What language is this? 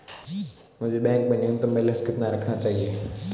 Hindi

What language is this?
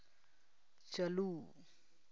Santali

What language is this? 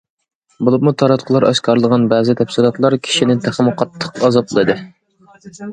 Uyghur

